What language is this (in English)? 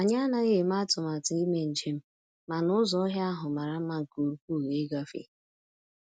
Igbo